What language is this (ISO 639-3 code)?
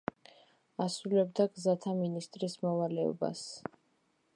kat